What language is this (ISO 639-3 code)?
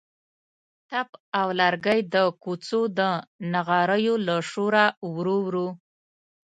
pus